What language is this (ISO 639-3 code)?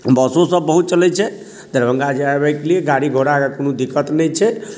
mai